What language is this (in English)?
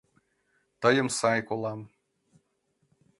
Mari